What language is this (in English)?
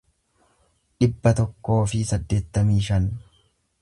Oromo